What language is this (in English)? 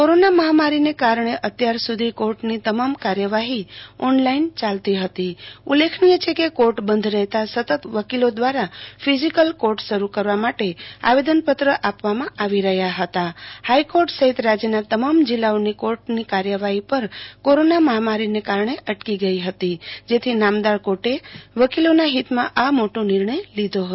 Gujarati